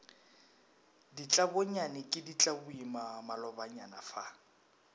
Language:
Northern Sotho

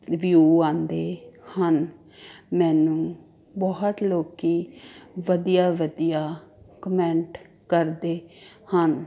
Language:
Punjabi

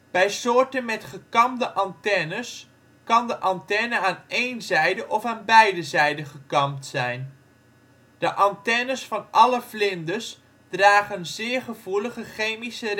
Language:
Dutch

